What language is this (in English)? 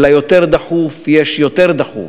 Hebrew